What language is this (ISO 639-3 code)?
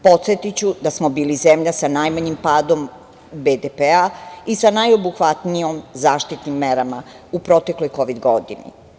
srp